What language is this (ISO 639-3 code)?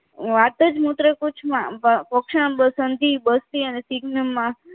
guj